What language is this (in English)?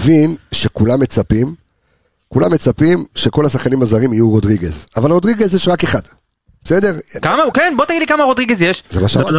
Hebrew